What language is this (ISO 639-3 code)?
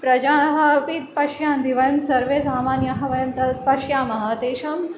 san